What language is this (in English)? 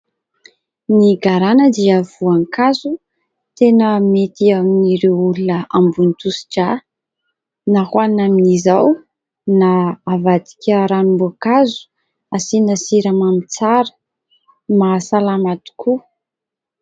Malagasy